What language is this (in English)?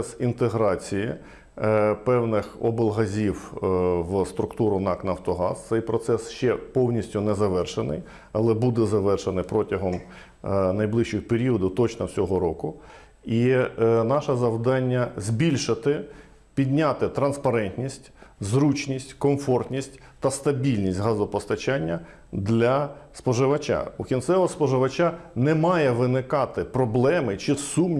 Ukrainian